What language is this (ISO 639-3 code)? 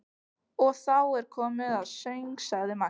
isl